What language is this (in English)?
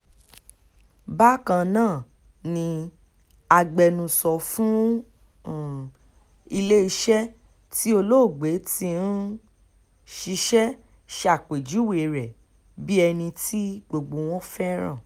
Yoruba